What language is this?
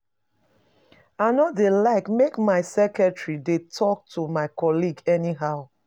Nigerian Pidgin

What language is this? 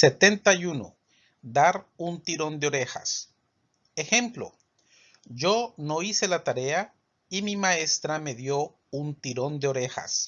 Spanish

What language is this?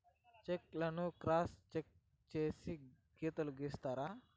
Telugu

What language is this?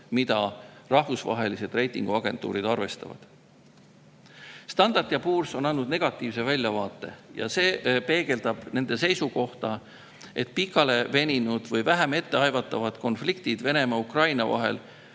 Estonian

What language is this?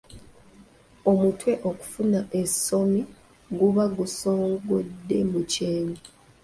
Ganda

